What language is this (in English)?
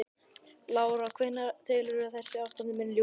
Icelandic